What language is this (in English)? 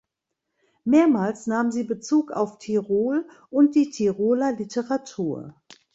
German